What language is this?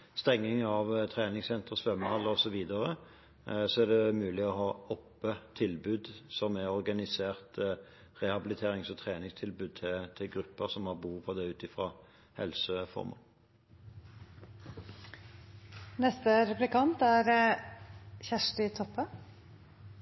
Norwegian Nynorsk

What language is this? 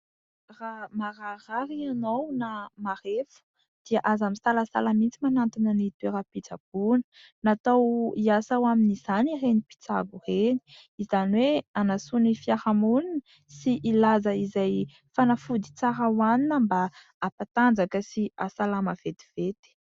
Malagasy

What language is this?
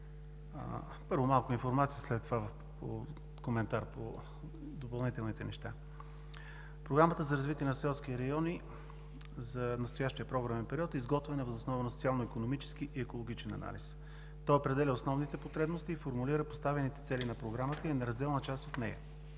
Bulgarian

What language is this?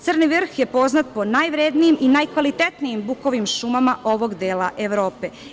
Serbian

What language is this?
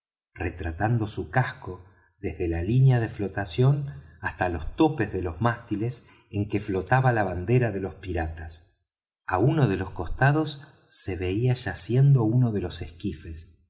Spanish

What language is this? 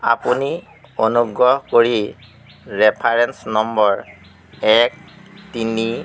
Assamese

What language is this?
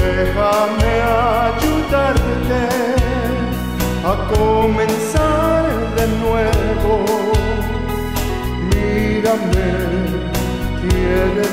Greek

